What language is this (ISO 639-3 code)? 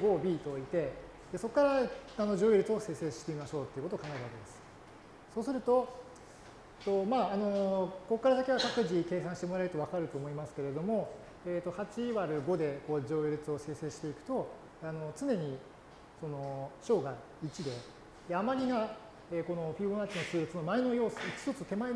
jpn